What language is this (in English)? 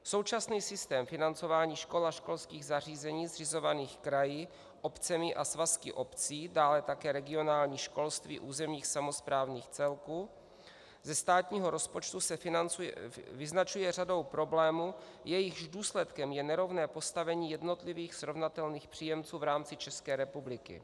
Czech